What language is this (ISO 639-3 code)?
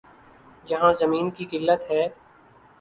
urd